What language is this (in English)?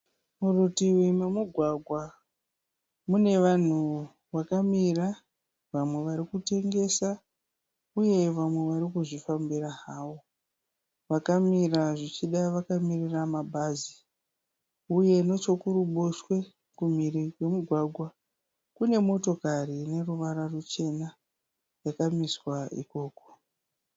Shona